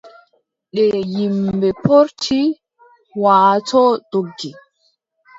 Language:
Adamawa Fulfulde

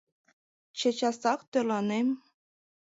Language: Mari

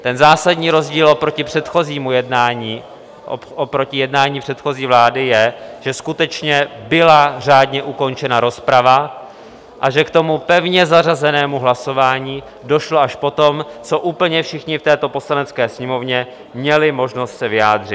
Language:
Czech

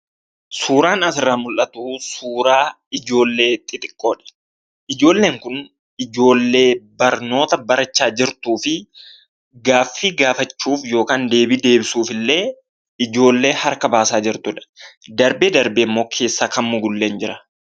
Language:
Oromo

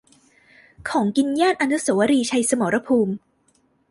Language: Thai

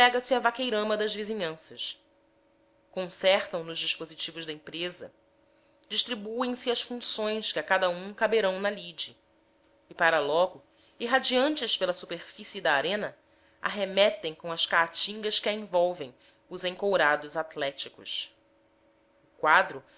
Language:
Portuguese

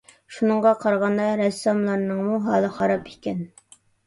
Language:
Uyghur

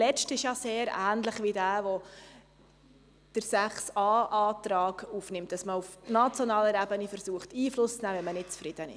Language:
Swiss German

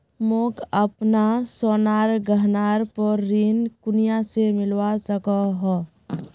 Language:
Magahi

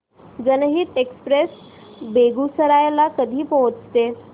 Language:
Marathi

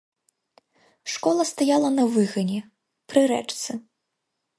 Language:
Belarusian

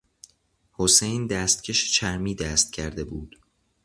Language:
Persian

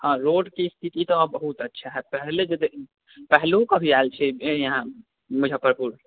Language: Maithili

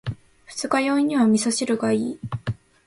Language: Japanese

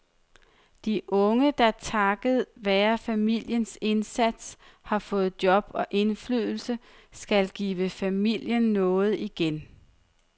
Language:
Danish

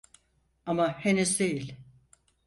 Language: Turkish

